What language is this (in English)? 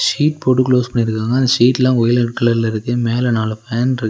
Tamil